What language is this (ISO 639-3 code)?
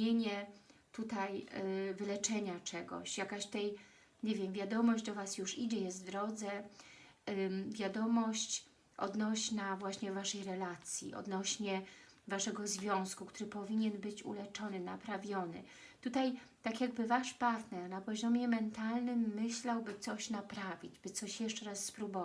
pol